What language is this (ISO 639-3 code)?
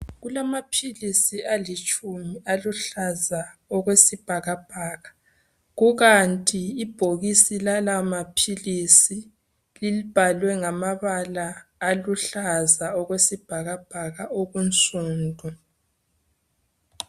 nde